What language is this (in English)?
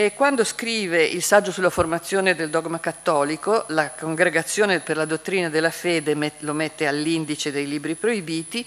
Italian